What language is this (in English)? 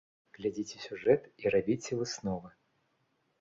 Belarusian